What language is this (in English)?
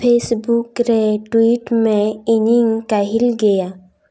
Santali